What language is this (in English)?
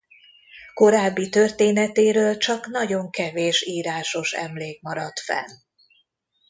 Hungarian